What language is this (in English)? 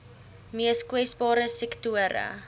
Afrikaans